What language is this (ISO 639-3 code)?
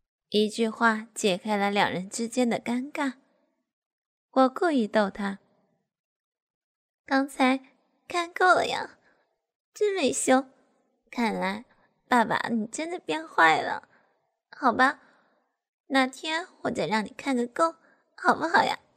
zho